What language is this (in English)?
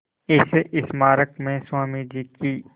Hindi